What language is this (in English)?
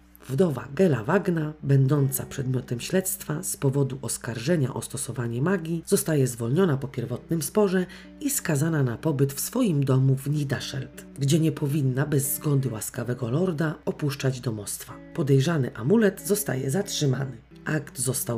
Polish